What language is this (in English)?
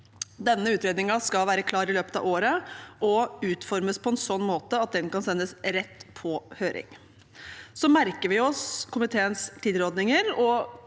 Norwegian